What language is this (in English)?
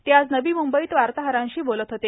Marathi